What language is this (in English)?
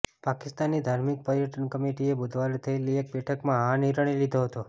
Gujarati